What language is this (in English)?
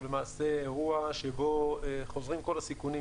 Hebrew